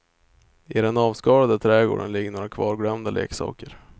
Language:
Swedish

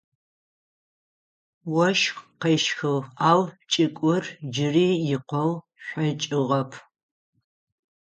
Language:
Adyghe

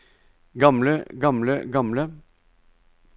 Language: Norwegian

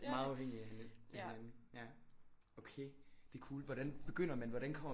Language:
Danish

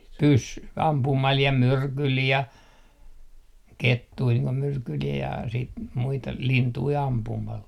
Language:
Finnish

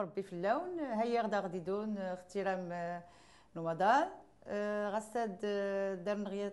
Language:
Arabic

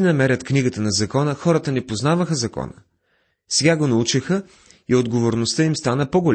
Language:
Bulgarian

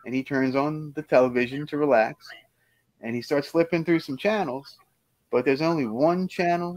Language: English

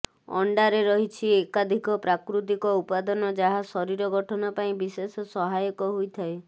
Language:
Odia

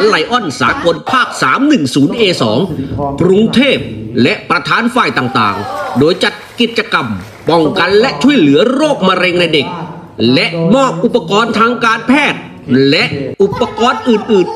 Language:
Thai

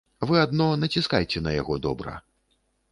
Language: Belarusian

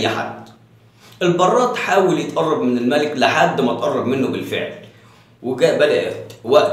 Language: Arabic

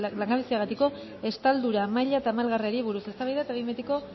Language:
Basque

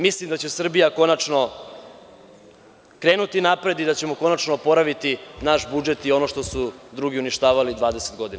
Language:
Serbian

